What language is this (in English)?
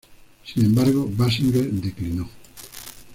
Spanish